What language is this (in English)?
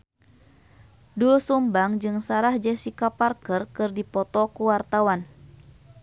Sundanese